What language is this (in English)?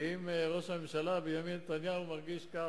Hebrew